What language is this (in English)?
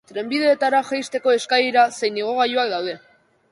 Basque